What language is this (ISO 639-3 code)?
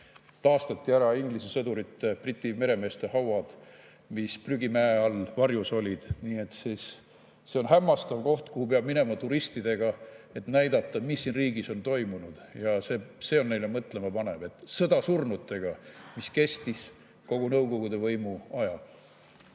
est